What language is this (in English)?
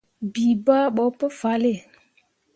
Mundang